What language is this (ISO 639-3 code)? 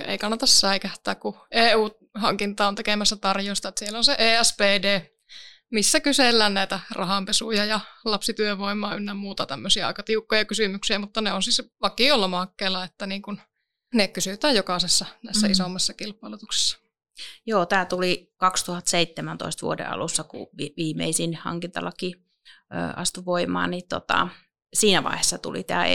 fin